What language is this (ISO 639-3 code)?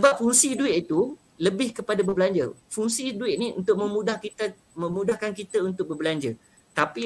msa